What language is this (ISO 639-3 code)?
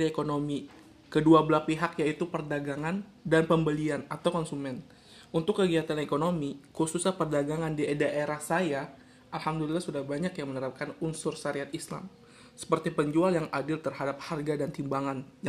ind